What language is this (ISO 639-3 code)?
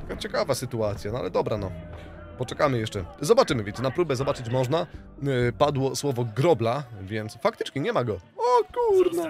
pol